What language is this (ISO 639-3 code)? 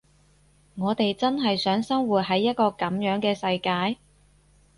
yue